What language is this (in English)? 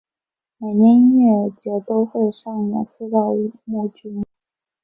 Chinese